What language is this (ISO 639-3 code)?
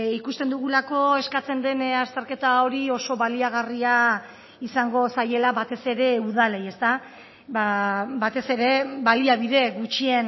eus